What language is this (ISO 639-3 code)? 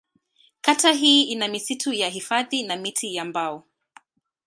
swa